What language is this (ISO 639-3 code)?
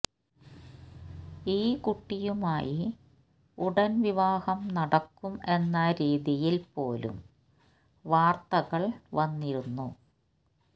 mal